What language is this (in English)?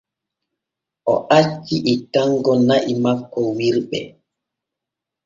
Borgu Fulfulde